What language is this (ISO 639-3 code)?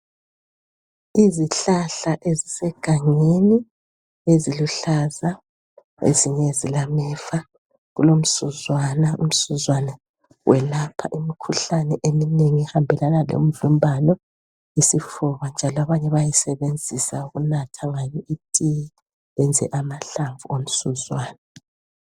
nde